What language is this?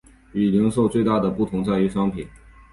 Chinese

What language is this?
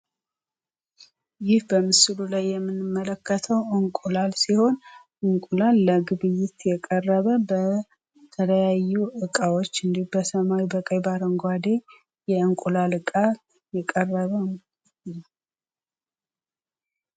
Amharic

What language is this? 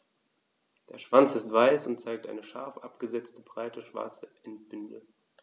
German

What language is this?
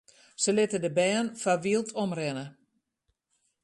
Western Frisian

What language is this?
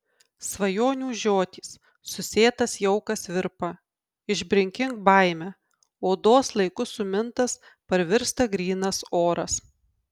Lithuanian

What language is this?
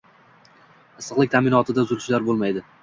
Uzbek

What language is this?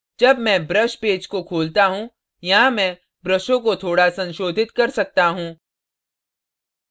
Hindi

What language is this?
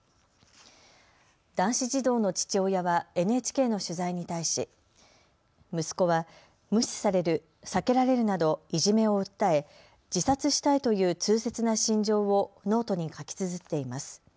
Japanese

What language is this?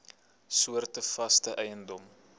Afrikaans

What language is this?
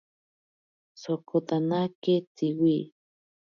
Ashéninka Perené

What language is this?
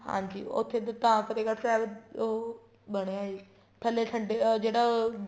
Punjabi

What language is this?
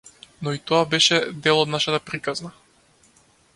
Macedonian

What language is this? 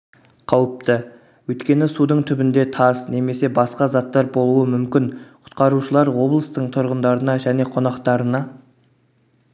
Kazakh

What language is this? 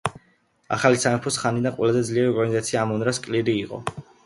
Georgian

